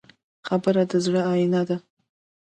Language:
Pashto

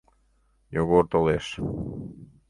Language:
Mari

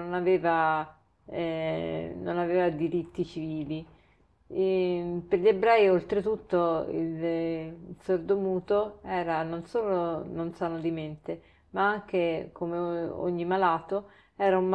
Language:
Italian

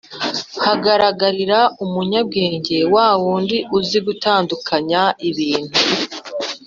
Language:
Kinyarwanda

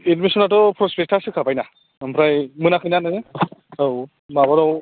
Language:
Bodo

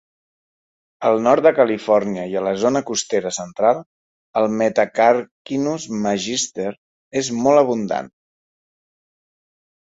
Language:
Catalan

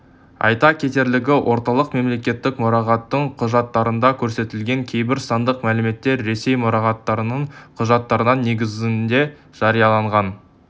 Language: Kazakh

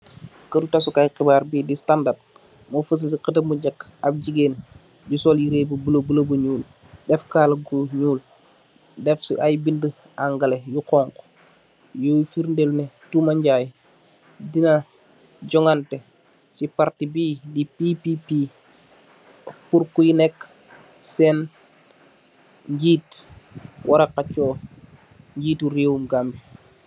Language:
Wolof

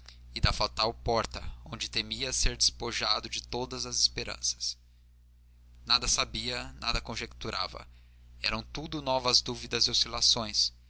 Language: Portuguese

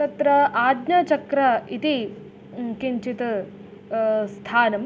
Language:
Sanskrit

